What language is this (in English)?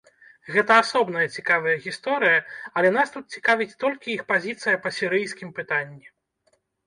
Belarusian